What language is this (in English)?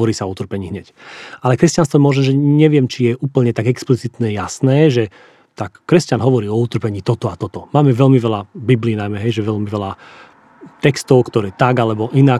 Slovak